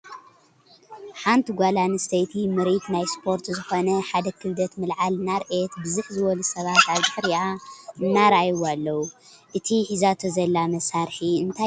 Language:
Tigrinya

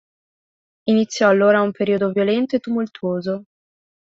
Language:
Italian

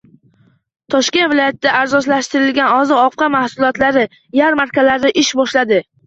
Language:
Uzbek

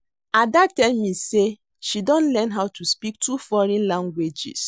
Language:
Nigerian Pidgin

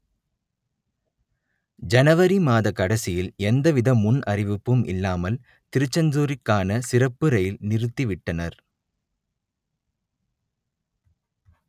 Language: Tamil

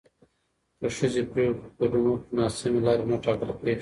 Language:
Pashto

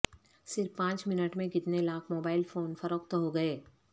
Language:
Urdu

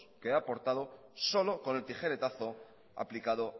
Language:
Spanish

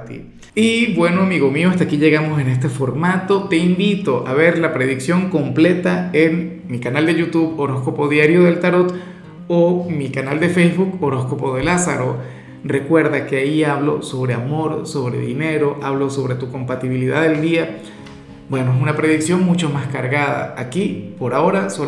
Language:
Spanish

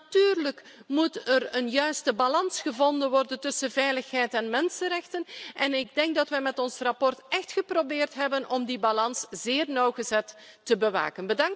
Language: Dutch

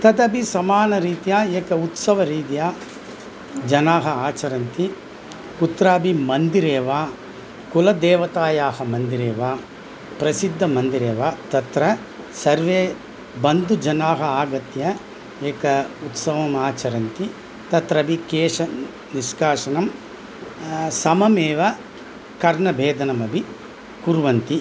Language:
Sanskrit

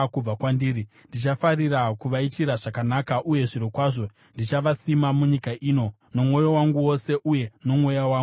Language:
Shona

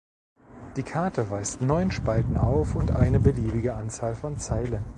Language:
German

